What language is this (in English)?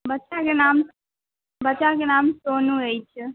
Maithili